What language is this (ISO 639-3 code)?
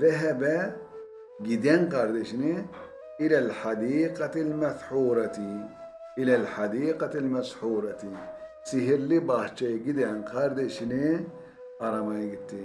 tur